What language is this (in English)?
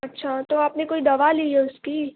Urdu